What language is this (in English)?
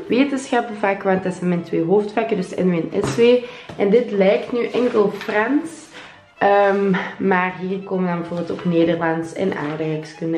Dutch